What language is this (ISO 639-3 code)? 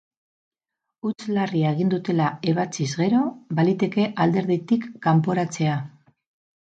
eus